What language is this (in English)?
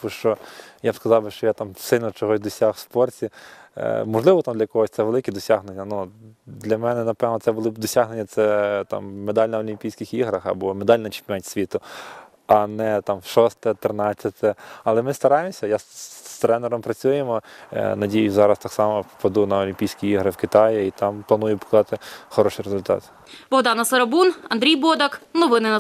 Russian